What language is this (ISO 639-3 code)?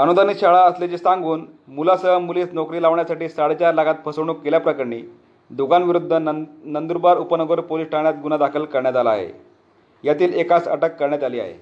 mar